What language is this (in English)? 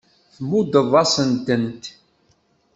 Kabyle